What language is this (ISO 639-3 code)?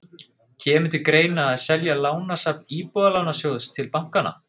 isl